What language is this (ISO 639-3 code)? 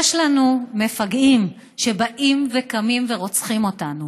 heb